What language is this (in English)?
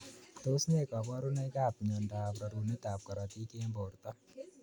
Kalenjin